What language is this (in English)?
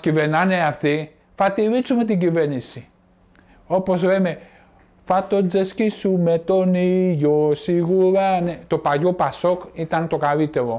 Greek